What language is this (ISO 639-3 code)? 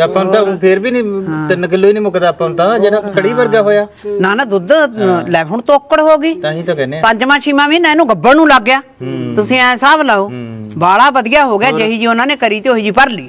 pan